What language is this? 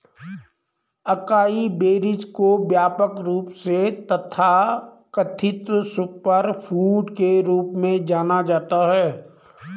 Hindi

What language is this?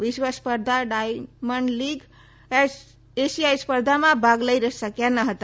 Gujarati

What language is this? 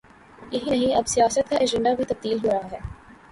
Urdu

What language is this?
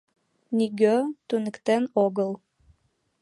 Mari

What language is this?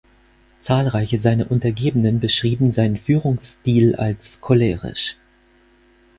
German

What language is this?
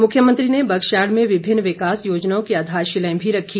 Hindi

